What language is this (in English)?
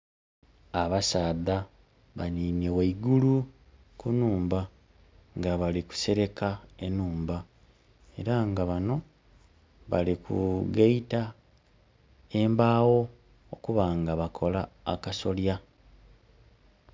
Soga